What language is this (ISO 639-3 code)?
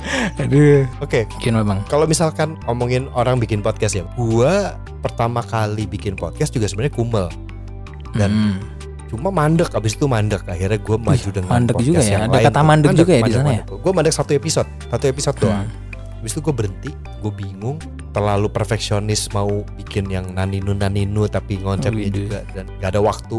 ind